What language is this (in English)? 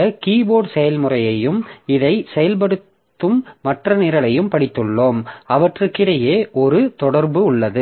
Tamil